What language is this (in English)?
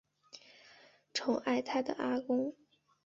Chinese